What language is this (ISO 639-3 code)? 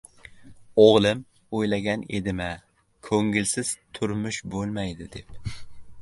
uzb